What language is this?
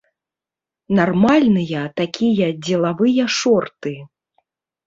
Belarusian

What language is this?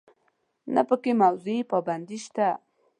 Pashto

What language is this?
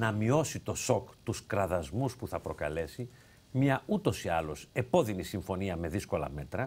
Greek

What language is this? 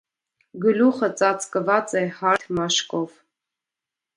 Armenian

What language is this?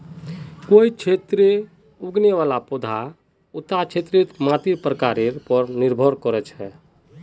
Magahi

